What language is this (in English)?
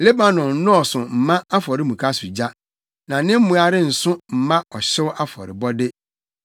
Akan